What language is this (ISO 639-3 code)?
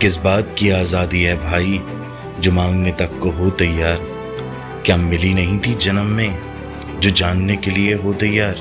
hin